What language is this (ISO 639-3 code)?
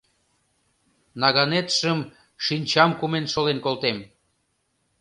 chm